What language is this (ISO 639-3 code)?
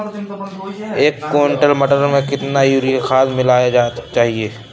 hin